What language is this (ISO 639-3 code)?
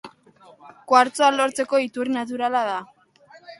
eus